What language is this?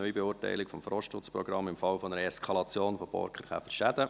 Swiss German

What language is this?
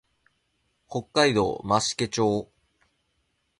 Japanese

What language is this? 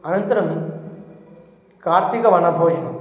Sanskrit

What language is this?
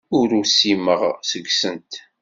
Kabyle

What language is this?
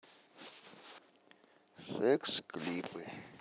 Russian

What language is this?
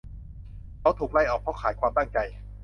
Thai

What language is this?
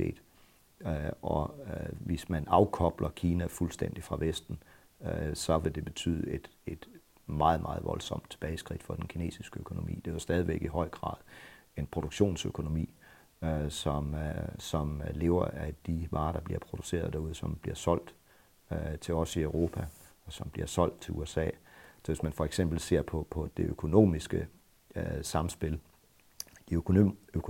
Danish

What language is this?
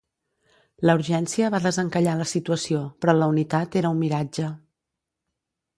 Catalan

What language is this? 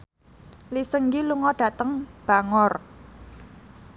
Javanese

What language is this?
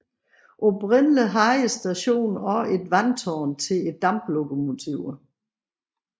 Danish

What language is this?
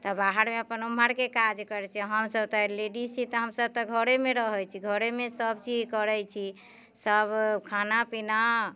Maithili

